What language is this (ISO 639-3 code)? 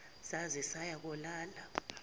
zul